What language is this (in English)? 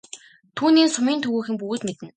Mongolian